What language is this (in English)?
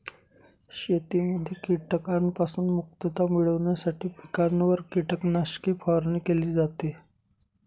Marathi